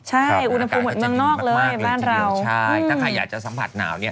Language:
Thai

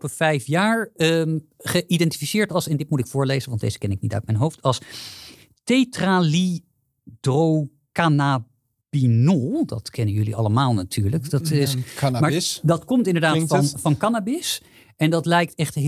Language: Dutch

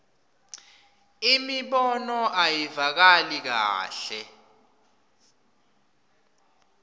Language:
Swati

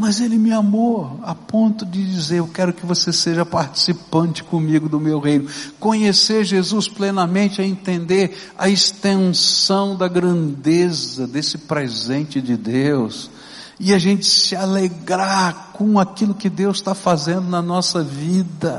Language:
Portuguese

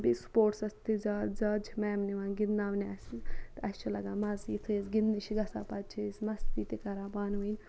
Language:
Kashmiri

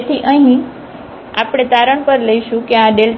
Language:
Gujarati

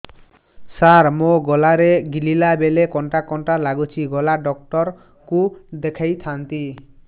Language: Odia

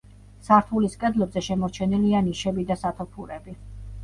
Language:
Georgian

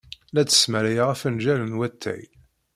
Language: Kabyle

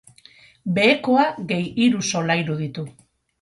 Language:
Basque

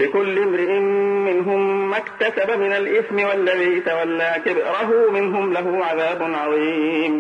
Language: Arabic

